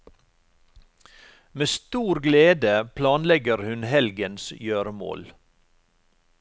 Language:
Norwegian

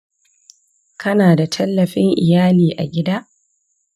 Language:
Hausa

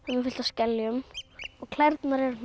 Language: Icelandic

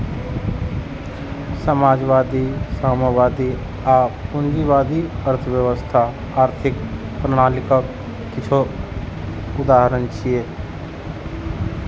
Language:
Maithili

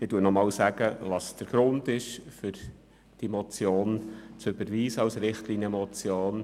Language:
Swiss German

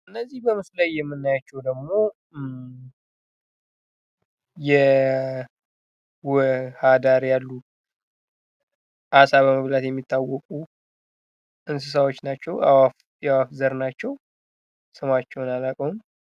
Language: Amharic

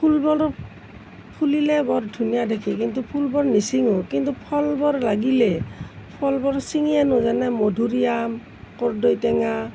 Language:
Assamese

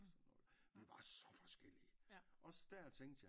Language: Danish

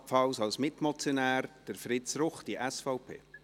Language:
Swiss German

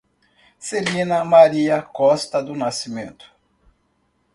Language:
Portuguese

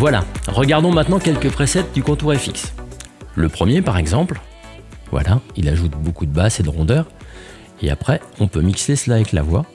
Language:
French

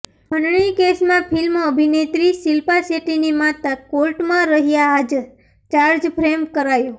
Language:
Gujarati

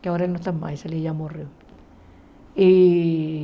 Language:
Portuguese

